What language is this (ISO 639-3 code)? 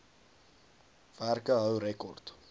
afr